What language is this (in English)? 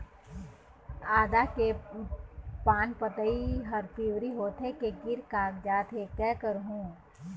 Chhattisgarhi